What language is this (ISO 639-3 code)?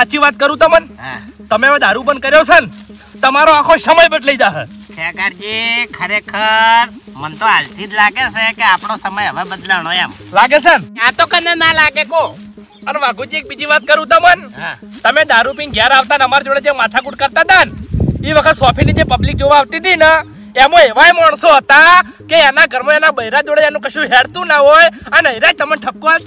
guj